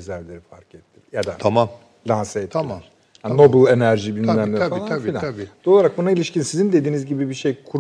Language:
Turkish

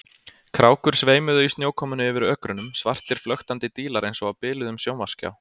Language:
Icelandic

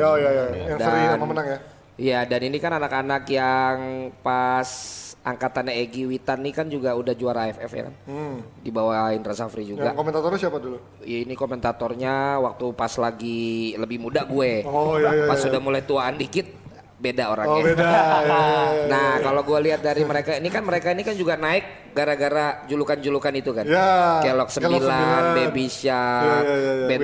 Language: Indonesian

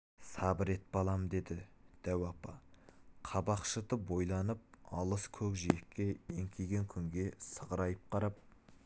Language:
Kazakh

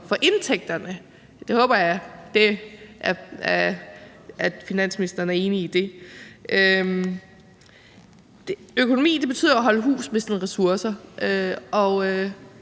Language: Danish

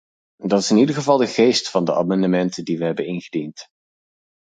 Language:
Dutch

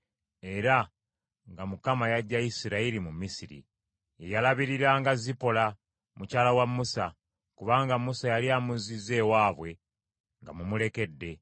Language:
Ganda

